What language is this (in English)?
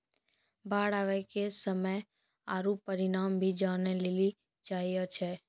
Maithili